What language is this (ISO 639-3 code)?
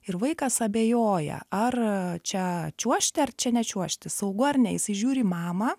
lit